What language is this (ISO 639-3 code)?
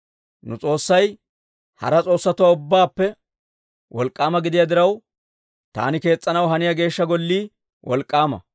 dwr